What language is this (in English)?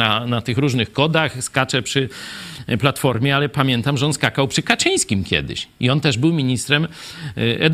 Polish